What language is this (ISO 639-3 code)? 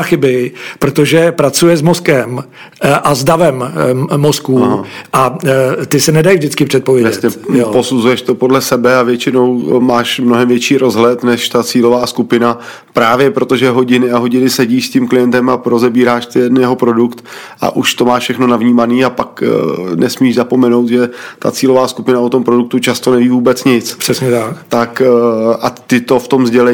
ces